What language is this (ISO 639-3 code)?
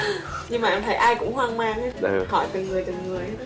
vie